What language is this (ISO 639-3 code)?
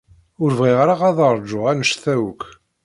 kab